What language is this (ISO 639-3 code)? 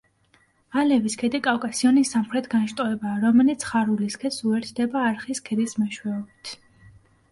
kat